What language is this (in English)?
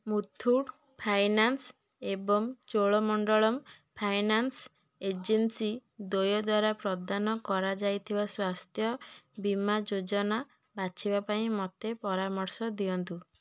Odia